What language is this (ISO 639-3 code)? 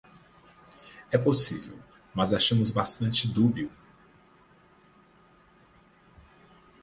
por